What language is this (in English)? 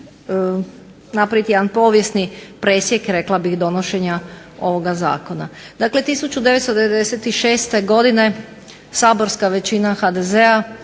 Croatian